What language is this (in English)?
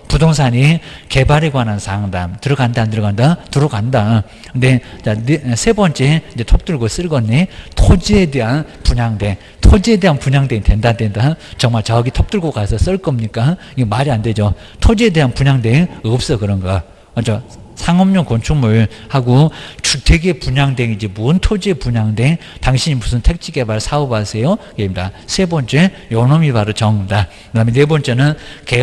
Korean